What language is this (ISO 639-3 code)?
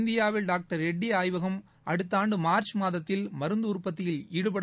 tam